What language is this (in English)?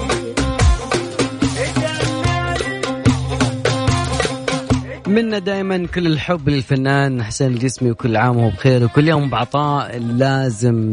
Arabic